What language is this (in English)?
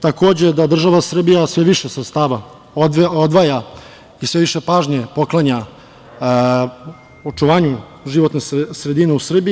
Serbian